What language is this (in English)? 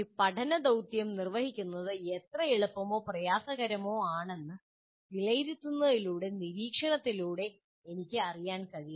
Malayalam